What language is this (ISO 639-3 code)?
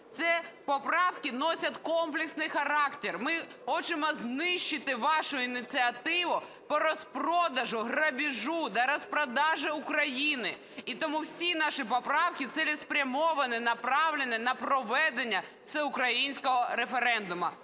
ukr